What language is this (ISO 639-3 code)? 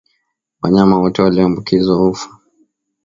swa